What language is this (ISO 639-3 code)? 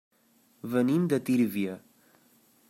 cat